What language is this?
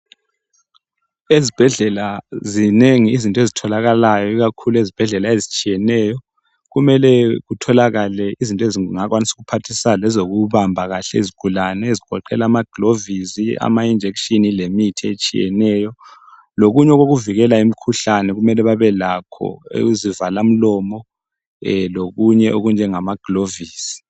North Ndebele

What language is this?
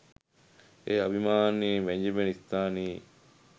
Sinhala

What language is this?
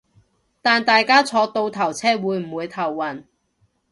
Cantonese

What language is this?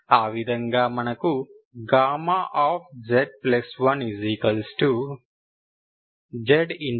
Telugu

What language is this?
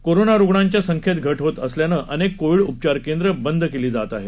Marathi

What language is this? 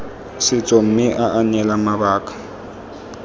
Tswana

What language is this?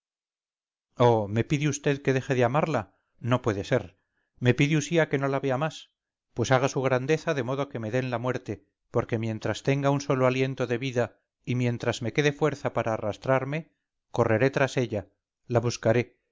Spanish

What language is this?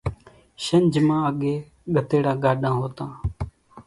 Kachi Koli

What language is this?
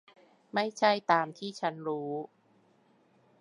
Thai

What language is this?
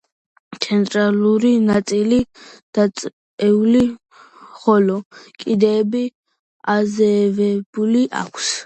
Georgian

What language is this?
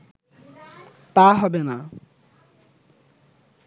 Bangla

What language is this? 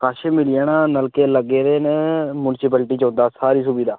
Dogri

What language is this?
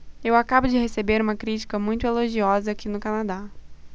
Portuguese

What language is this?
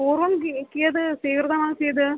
Sanskrit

